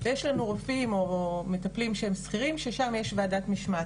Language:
Hebrew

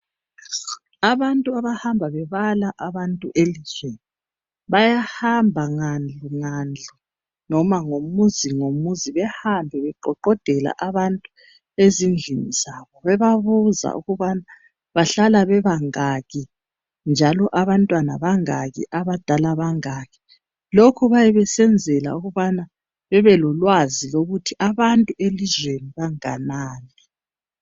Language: North Ndebele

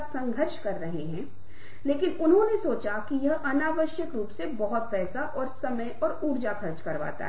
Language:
Hindi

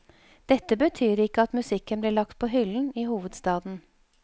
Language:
Norwegian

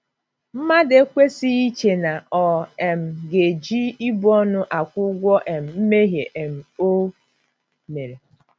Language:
Igbo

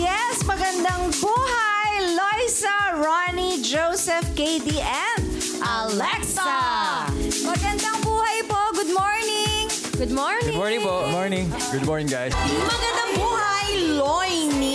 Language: Filipino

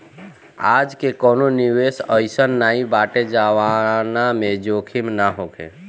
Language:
Bhojpuri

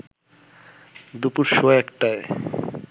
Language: Bangla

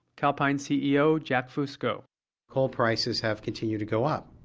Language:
English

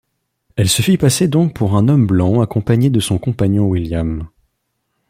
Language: French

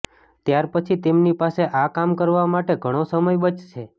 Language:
Gujarati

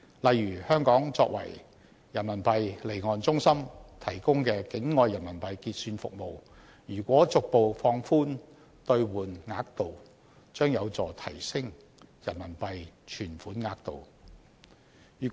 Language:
Cantonese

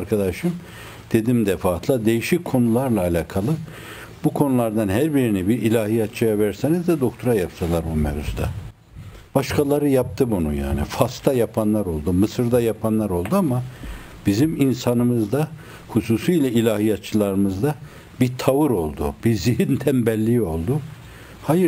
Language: Turkish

